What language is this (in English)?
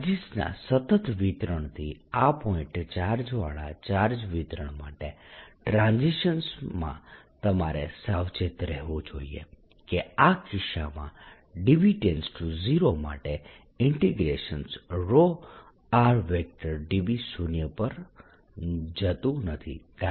Gujarati